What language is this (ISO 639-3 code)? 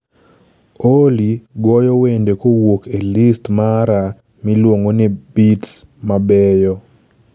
luo